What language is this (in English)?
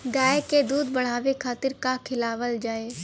Bhojpuri